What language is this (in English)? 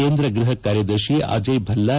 Kannada